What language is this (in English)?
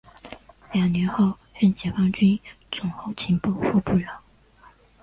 Chinese